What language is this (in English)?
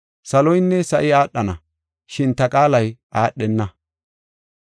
Gofa